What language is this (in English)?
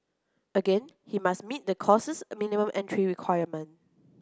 English